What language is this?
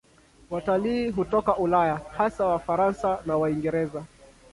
Swahili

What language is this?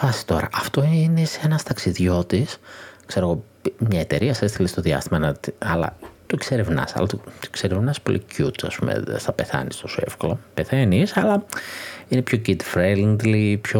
Greek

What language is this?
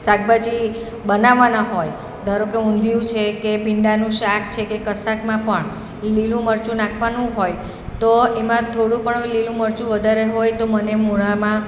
Gujarati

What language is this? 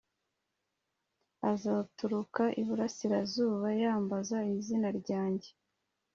Kinyarwanda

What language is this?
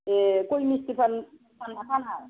Bodo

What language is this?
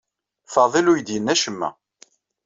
Kabyle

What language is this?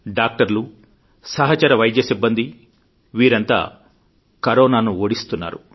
Telugu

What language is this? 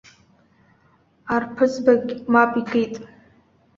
Abkhazian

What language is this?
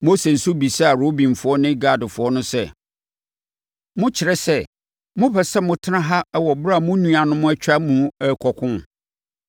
Akan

